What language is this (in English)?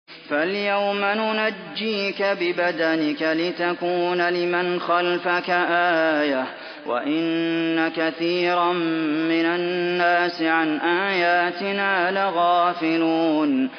Arabic